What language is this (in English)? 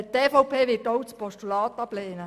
Swiss German